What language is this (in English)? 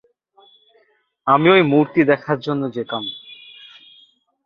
Bangla